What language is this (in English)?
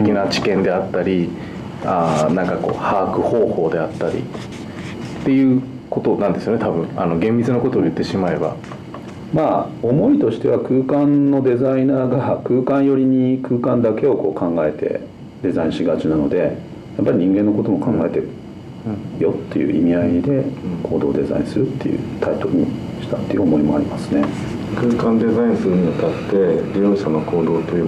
Japanese